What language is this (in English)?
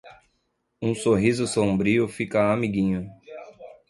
Portuguese